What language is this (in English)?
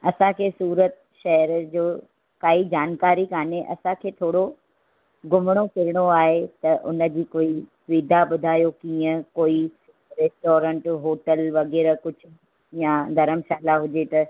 Sindhi